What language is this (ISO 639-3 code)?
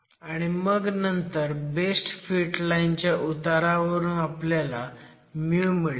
mar